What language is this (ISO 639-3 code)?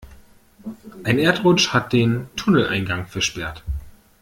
deu